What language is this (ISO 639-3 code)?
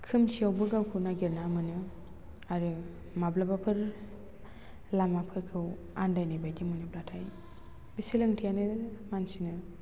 brx